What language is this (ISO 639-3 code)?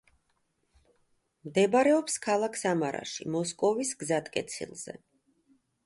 kat